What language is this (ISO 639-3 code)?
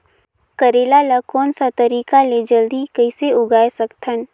hne